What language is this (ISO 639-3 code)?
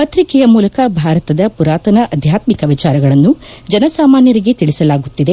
kan